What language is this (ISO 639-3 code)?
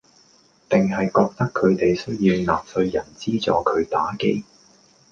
yue